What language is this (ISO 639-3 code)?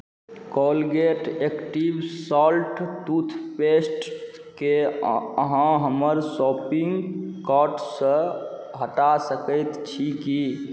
mai